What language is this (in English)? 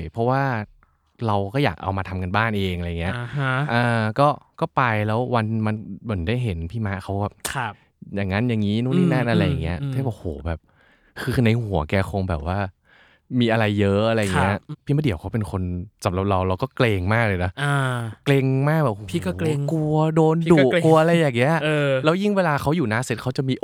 Thai